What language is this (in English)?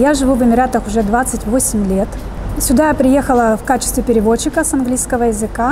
Russian